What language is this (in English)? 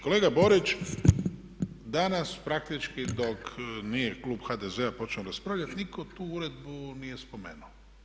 Croatian